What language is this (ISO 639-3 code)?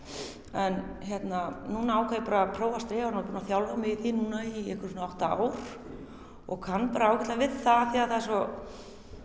isl